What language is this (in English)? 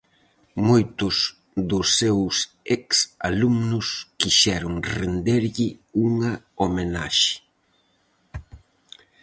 Galician